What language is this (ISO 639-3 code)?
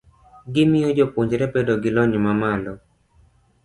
luo